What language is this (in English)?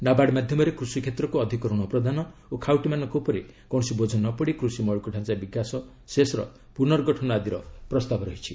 Odia